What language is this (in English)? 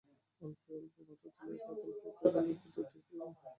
Bangla